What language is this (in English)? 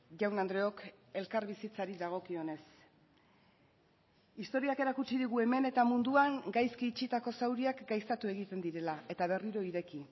Basque